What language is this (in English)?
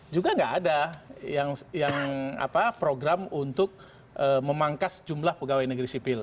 Indonesian